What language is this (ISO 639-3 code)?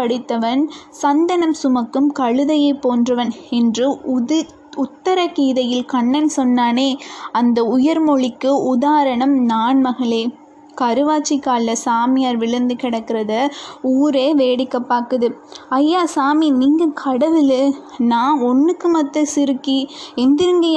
tam